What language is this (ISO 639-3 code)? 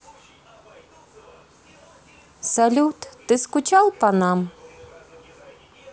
rus